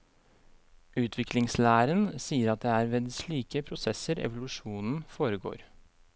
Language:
Norwegian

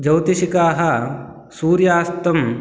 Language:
Sanskrit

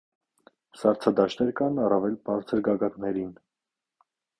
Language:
Armenian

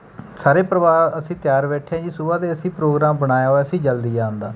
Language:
Punjabi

